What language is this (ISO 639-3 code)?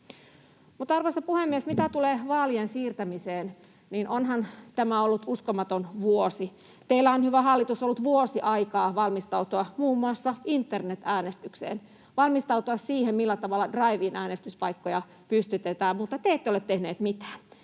fin